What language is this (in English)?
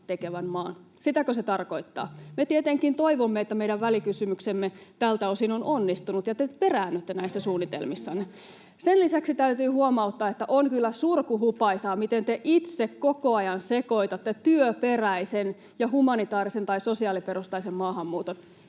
Finnish